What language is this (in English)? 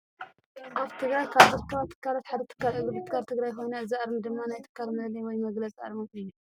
Tigrinya